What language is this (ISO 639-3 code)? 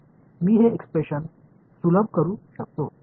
mar